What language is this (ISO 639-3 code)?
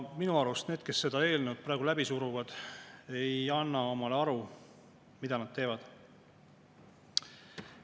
est